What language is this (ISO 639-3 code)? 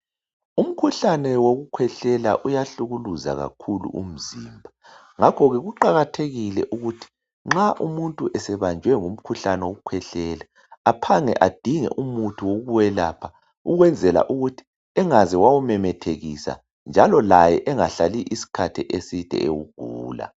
nde